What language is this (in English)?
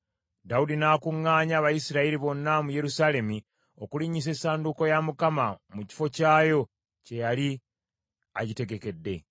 Ganda